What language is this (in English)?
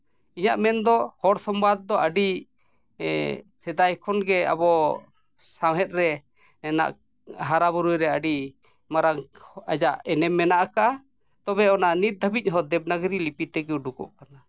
Santali